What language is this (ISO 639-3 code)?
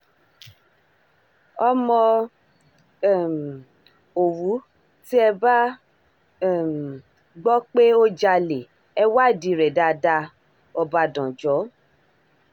yor